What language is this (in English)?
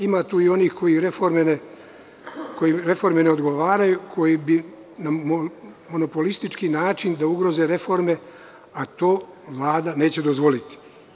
Serbian